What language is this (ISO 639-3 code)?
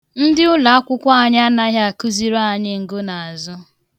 ibo